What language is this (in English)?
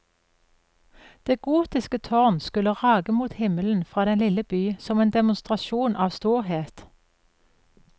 Norwegian